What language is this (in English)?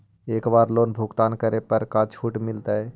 Magahi